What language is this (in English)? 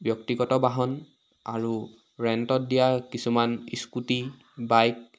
Assamese